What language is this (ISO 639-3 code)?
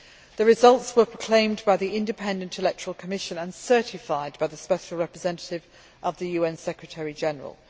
eng